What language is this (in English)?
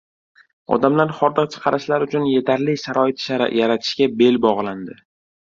Uzbek